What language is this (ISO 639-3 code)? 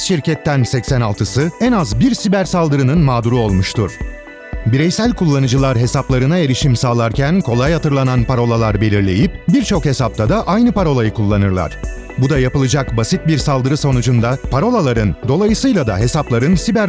tur